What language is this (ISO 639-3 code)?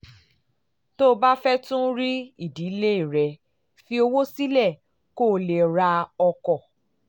yor